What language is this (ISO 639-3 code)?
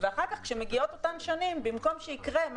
heb